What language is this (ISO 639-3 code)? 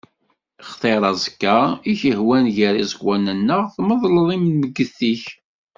kab